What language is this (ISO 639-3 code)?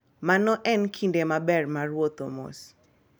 luo